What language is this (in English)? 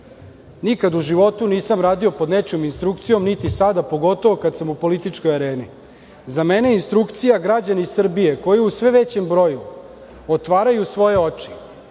Serbian